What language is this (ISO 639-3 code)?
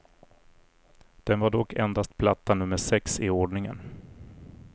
swe